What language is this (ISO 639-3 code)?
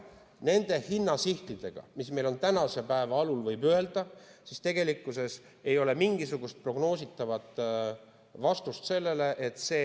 est